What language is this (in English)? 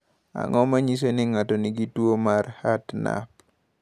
Luo (Kenya and Tanzania)